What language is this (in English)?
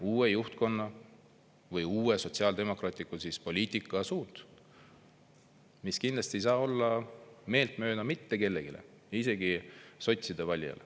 Estonian